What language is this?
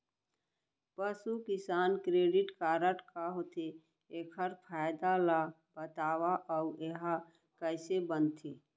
Chhattisgarhi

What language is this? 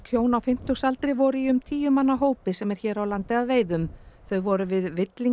Icelandic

